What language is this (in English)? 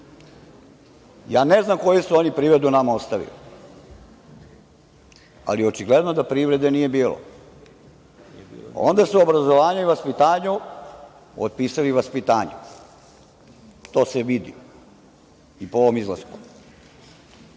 Serbian